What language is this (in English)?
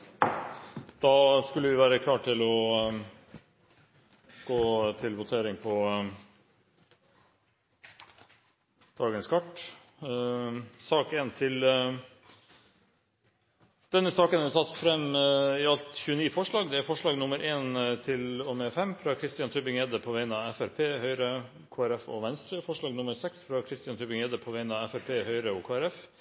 Norwegian Bokmål